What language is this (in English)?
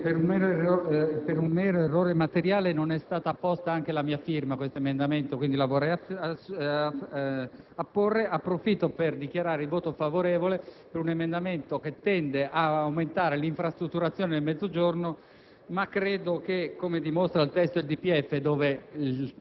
Italian